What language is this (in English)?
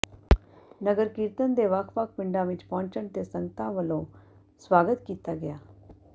Punjabi